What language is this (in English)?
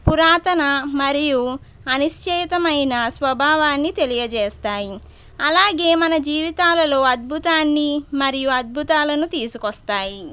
Telugu